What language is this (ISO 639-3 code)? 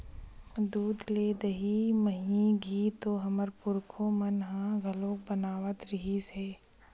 hne